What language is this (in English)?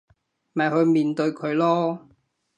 Cantonese